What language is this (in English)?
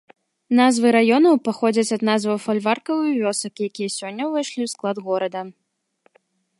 Belarusian